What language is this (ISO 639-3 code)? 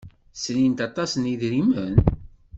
kab